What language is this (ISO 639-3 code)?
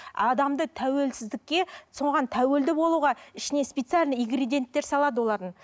kaz